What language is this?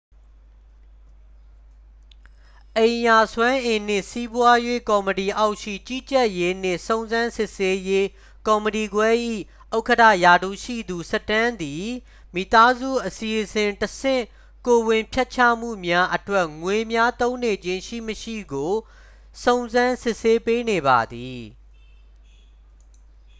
Burmese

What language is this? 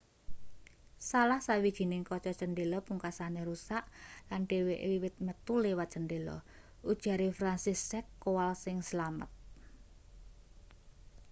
Javanese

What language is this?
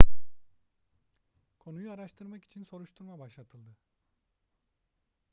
Turkish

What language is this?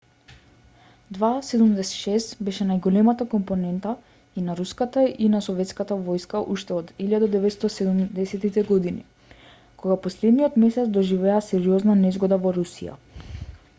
Macedonian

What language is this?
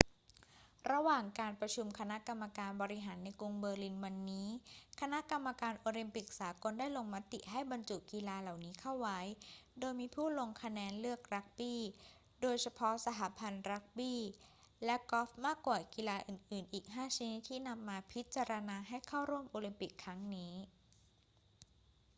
Thai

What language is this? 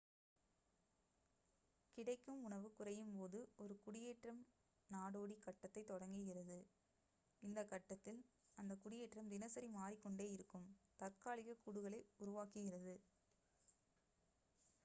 Tamil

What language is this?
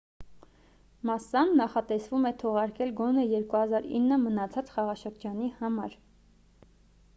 Armenian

